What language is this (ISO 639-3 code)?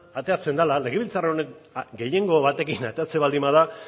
eus